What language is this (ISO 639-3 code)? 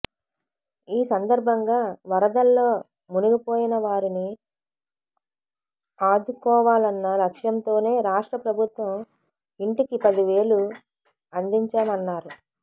tel